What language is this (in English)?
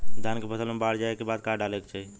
Bhojpuri